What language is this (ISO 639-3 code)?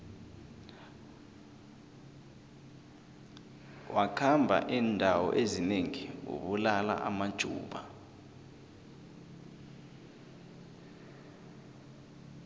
nbl